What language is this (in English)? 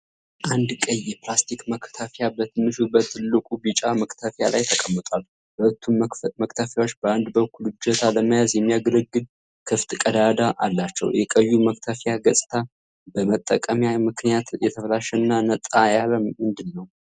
Amharic